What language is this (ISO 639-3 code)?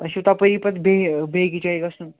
kas